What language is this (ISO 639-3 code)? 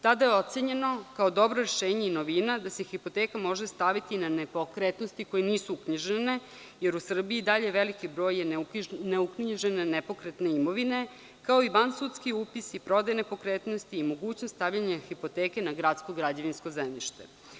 srp